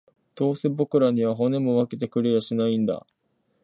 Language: Japanese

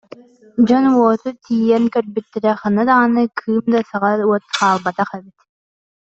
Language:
Yakut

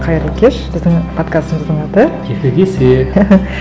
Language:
Kazakh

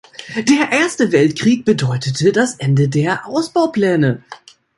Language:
German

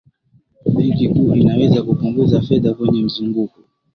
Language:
Swahili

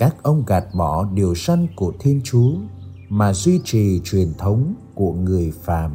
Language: Vietnamese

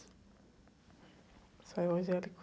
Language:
Portuguese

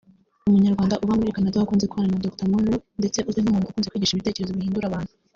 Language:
Kinyarwanda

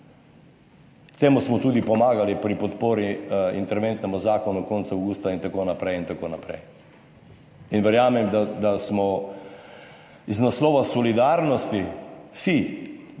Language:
Slovenian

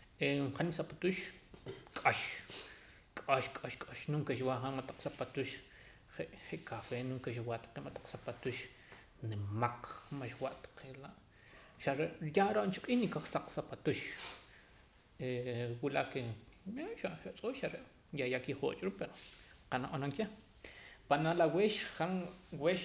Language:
Poqomam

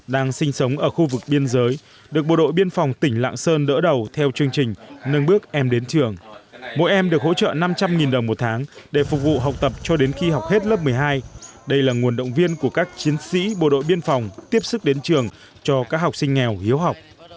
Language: Vietnamese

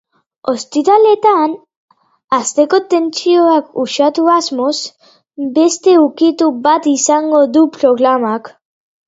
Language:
Basque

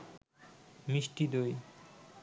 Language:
Bangla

